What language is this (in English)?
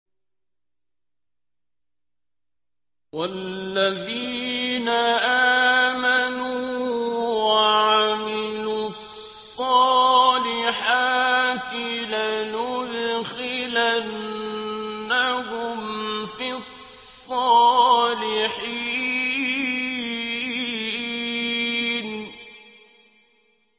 Arabic